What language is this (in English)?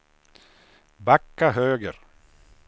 Swedish